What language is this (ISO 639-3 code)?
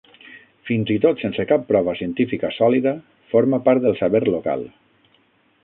cat